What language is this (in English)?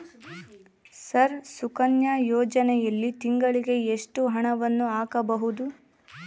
Kannada